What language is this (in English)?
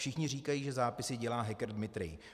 Czech